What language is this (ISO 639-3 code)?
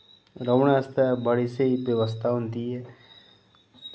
doi